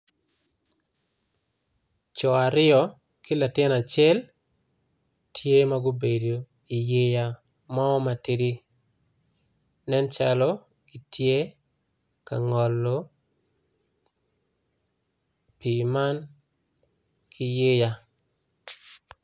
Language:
Acoli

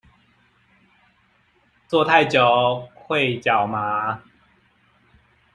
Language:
Chinese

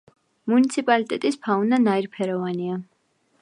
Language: Georgian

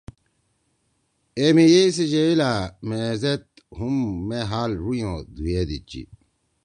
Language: Torwali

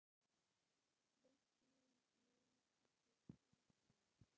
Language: Icelandic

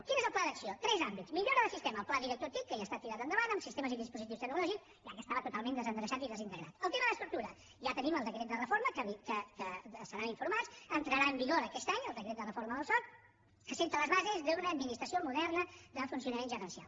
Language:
Catalan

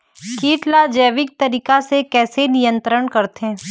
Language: Chhattisgarhi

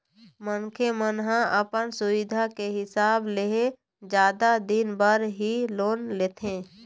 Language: Chhattisgarhi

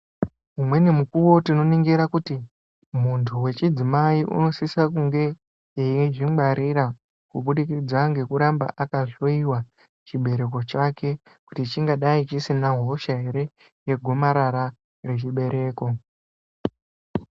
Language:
Ndau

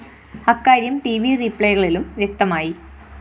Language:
Malayalam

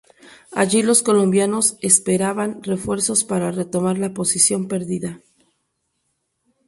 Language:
Spanish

